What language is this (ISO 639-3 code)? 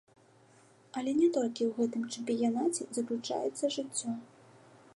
bel